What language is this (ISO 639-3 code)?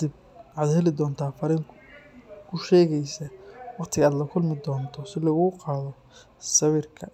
som